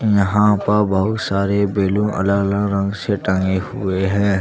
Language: Hindi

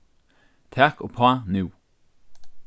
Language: Faroese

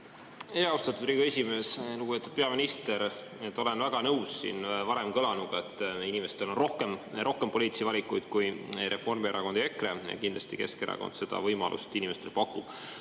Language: Estonian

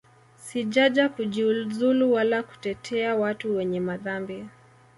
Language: Swahili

